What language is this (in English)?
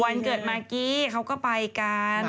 Thai